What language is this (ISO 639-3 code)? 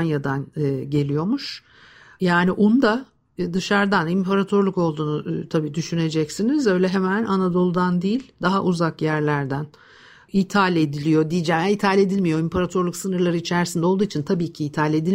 tur